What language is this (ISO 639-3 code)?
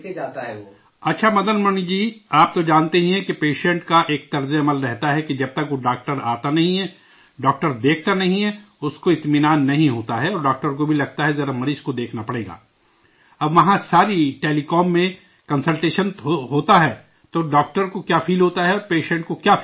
urd